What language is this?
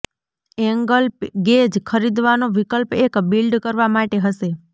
Gujarati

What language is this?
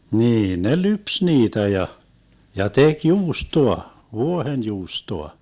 Finnish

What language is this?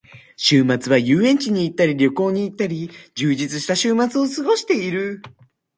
Japanese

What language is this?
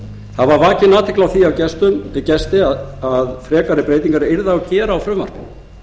Icelandic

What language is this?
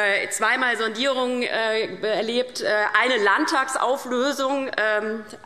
German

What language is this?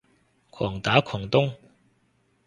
Cantonese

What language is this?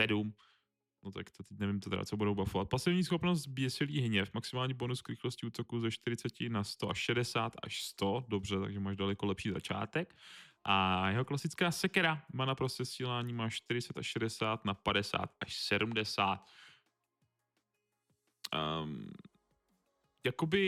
Czech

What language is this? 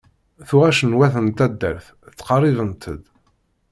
Kabyle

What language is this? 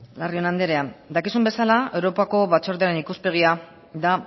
Basque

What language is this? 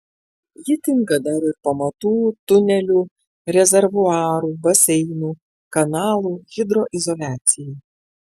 Lithuanian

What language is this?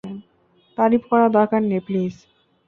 Bangla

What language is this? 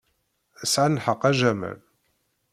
Kabyle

